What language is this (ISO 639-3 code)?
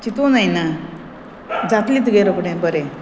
kok